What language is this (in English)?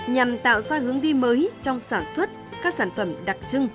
Vietnamese